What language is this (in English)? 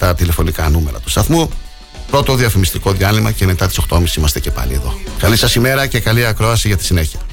Greek